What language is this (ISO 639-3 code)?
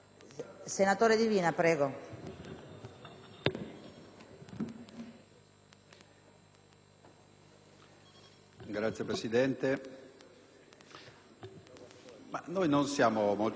ita